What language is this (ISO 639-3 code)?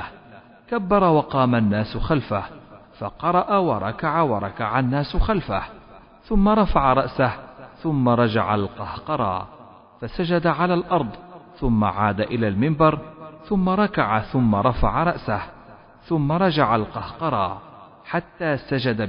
ara